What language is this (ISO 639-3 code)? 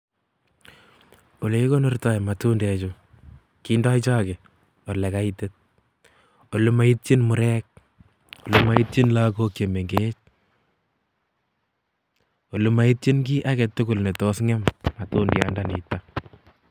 kln